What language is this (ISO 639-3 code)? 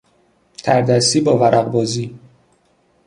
fas